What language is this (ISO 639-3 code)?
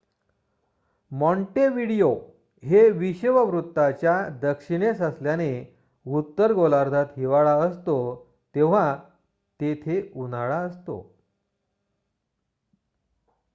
mar